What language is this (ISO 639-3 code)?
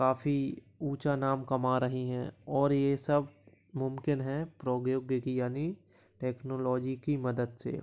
hin